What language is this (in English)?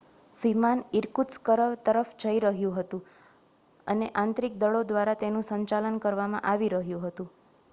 Gujarati